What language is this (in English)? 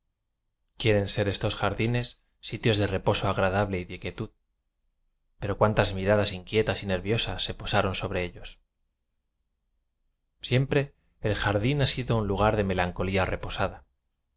Spanish